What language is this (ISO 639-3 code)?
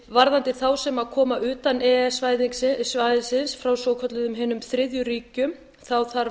isl